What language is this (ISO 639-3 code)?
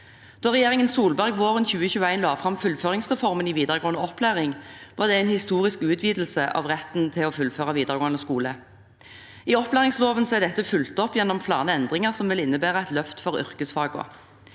nor